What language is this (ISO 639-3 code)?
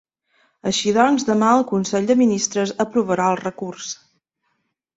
cat